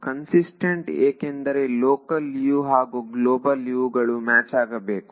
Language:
Kannada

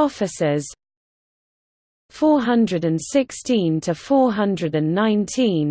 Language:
English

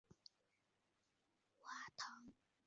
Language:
Chinese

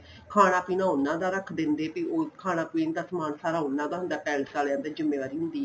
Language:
Punjabi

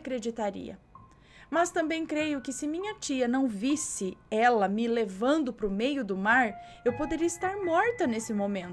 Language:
Portuguese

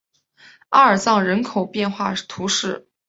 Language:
Chinese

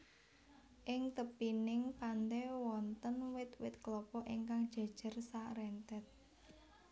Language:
Javanese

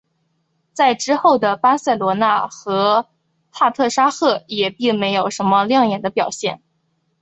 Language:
Chinese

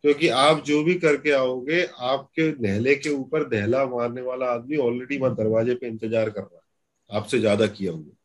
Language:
Hindi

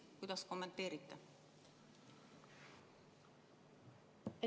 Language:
Estonian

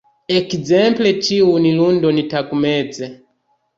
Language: Esperanto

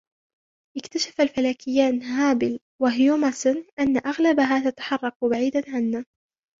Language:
Arabic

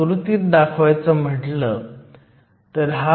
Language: Marathi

